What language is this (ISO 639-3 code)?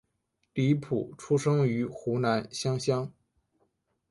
zho